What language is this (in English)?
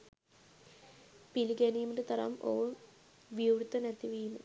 Sinhala